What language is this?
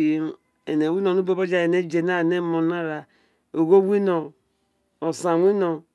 Isekiri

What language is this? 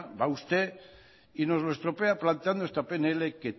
Spanish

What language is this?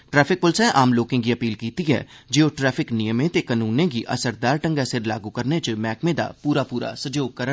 Dogri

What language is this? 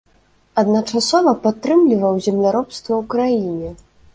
Belarusian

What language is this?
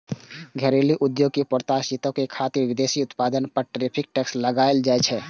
Maithili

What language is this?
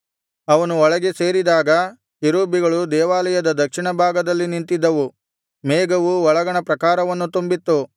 Kannada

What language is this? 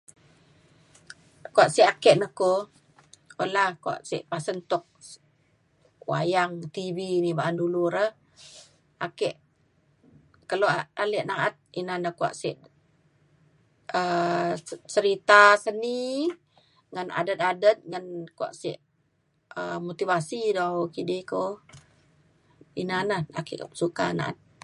Mainstream Kenyah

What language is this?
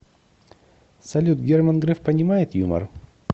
Russian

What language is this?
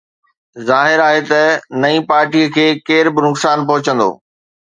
Sindhi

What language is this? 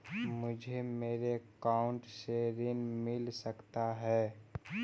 Magahi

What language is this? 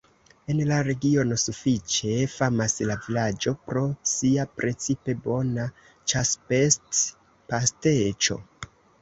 Esperanto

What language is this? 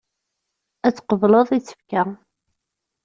Kabyle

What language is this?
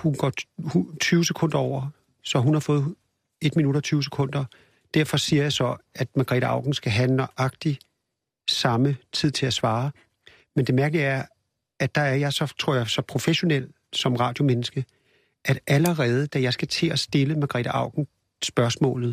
Danish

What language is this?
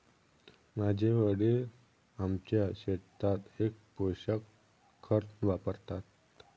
Marathi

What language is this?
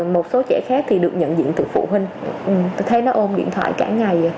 Vietnamese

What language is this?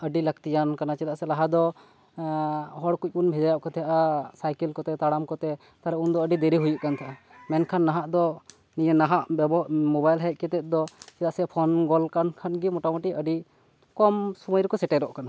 Santali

